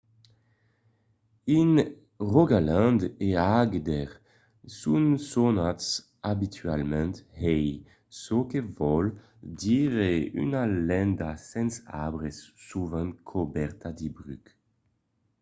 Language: Occitan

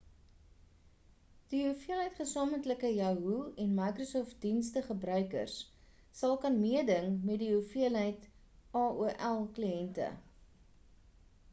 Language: Afrikaans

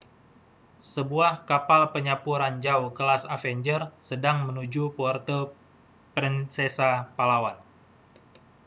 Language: Indonesian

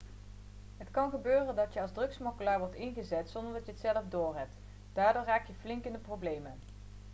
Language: Dutch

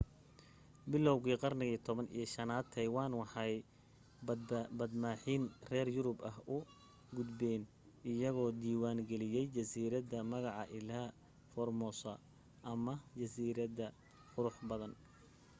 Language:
Somali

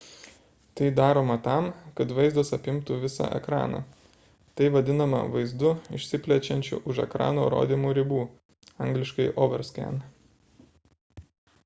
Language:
Lithuanian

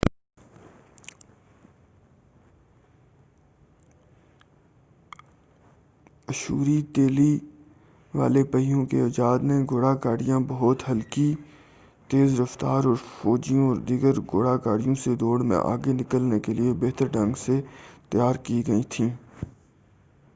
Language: Urdu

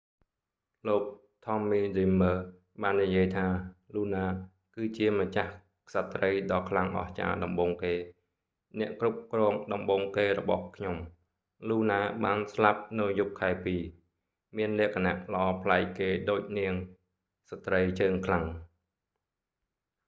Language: Khmer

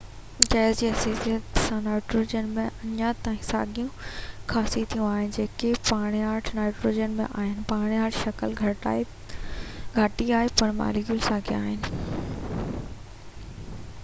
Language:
Sindhi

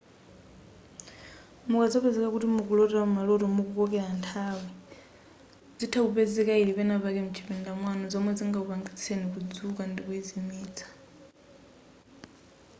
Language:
Nyanja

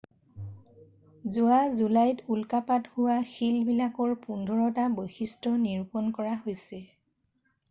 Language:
Assamese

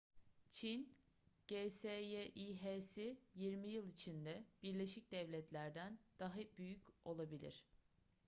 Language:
Turkish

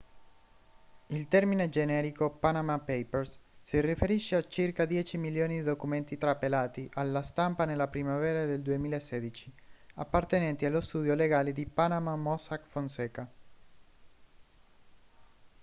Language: Italian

